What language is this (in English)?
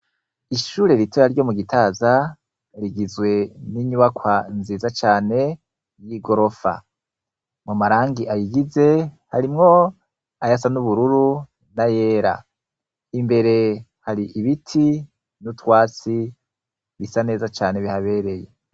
Rundi